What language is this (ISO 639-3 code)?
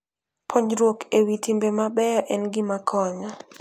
luo